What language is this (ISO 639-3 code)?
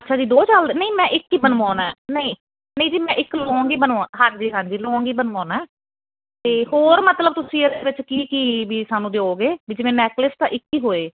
pan